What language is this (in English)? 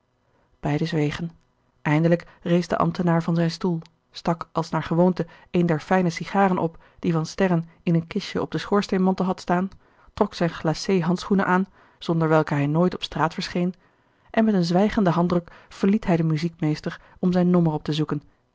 Dutch